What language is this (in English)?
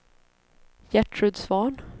Swedish